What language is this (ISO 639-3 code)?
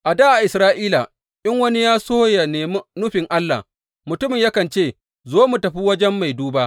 hau